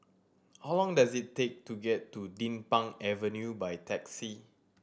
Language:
English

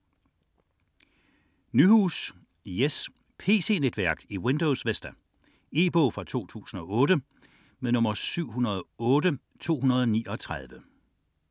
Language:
Danish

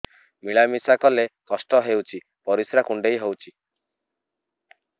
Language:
Odia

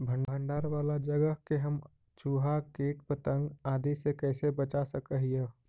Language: Magahi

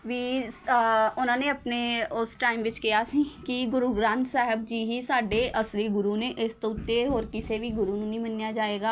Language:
Punjabi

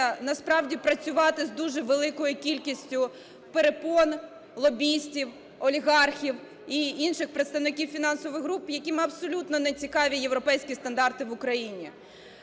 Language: Ukrainian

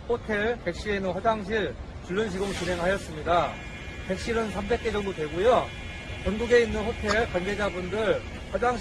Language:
Korean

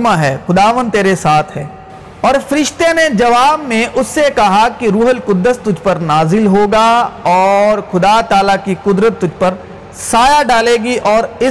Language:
Urdu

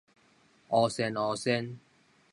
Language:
Min Nan Chinese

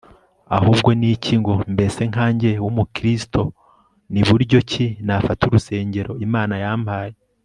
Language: Kinyarwanda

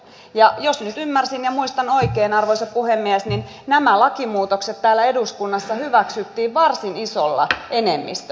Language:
Finnish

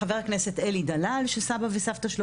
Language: Hebrew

